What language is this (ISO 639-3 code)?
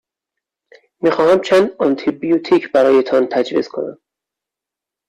fas